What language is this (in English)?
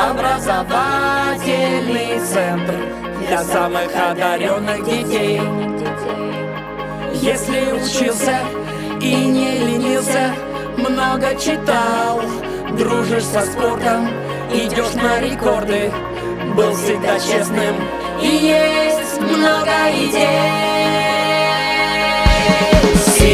Russian